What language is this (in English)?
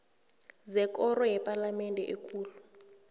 South Ndebele